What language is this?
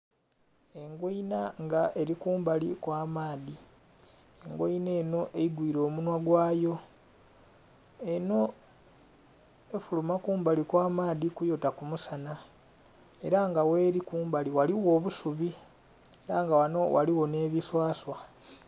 Soga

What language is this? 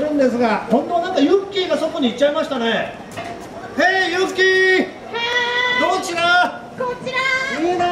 Japanese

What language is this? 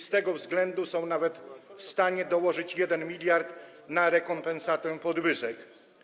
Polish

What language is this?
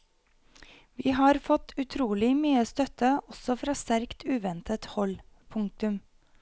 Norwegian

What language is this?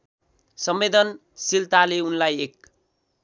Nepali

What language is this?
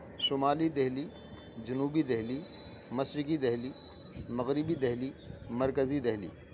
Urdu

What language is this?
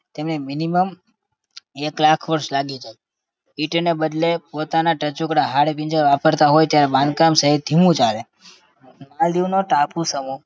Gujarati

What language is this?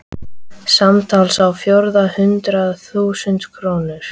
Icelandic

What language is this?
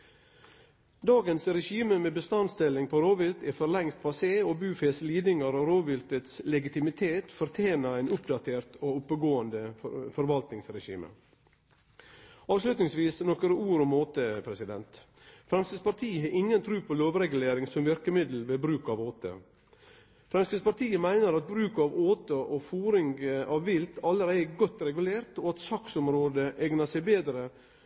Norwegian Nynorsk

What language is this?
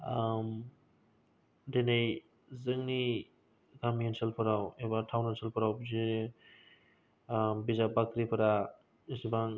Bodo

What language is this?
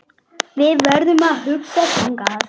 Icelandic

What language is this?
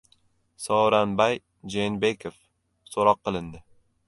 Uzbek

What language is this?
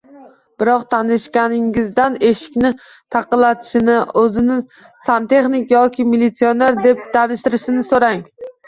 Uzbek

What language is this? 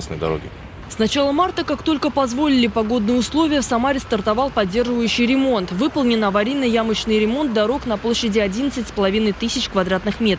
Russian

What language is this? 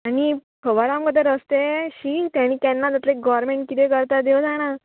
Konkani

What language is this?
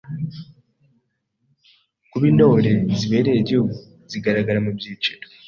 Kinyarwanda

